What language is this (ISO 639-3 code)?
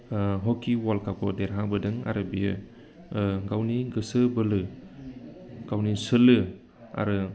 brx